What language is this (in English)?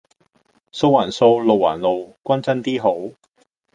Cantonese